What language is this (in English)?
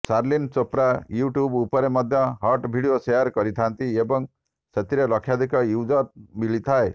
Odia